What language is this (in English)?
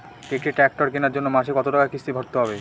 Bangla